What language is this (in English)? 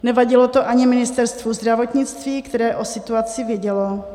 Czech